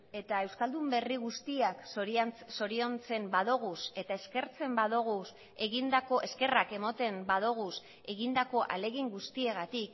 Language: Basque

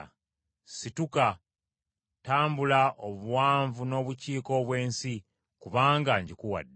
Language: Ganda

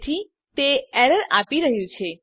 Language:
Gujarati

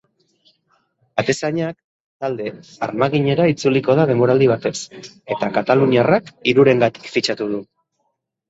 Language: Basque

